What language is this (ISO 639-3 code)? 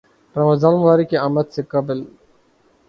urd